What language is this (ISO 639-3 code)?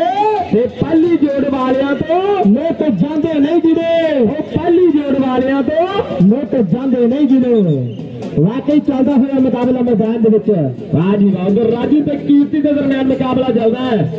pan